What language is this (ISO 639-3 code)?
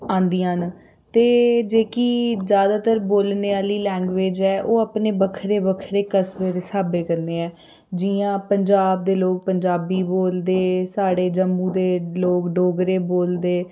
doi